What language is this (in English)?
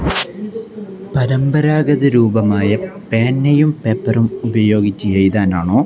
Malayalam